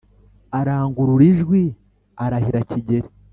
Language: Kinyarwanda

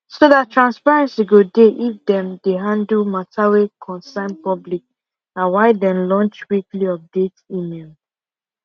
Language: Nigerian Pidgin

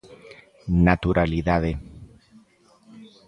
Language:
Galician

